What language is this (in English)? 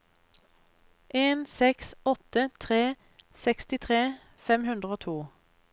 Norwegian